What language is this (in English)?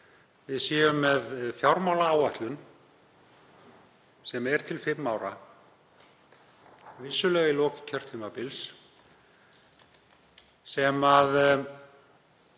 Icelandic